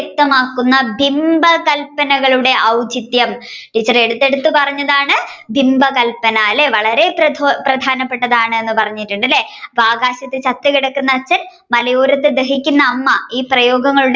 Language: Malayalam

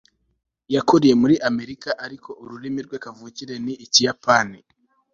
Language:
Kinyarwanda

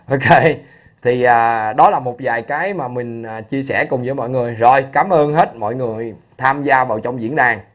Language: Vietnamese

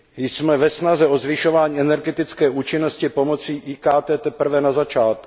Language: Czech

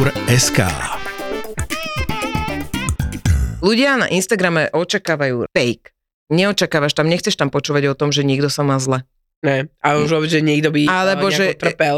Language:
Slovak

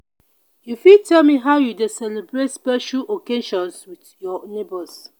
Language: Nigerian Pidgin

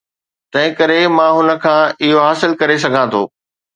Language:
Sindhi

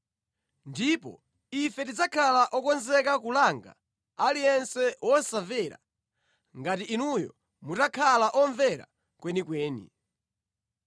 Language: Nyanja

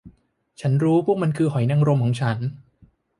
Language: Thai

